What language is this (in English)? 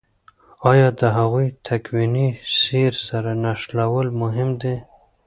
Pashto